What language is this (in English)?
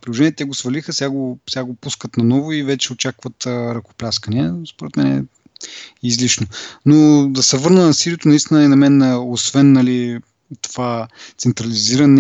Bulgarian